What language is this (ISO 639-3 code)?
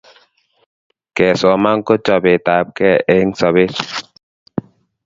kln